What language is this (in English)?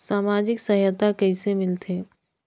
Chhattisgarhi